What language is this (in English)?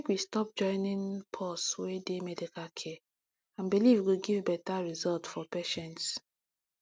Nigerian Pidgin